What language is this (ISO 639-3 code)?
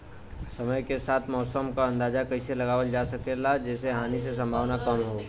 bho